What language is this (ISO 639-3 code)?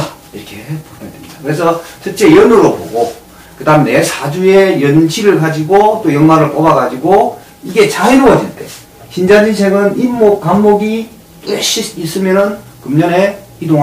kor